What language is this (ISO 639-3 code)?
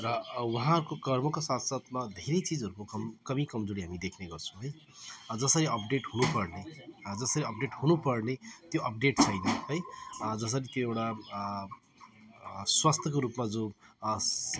nep